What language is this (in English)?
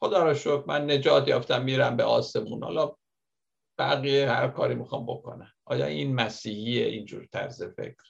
Persian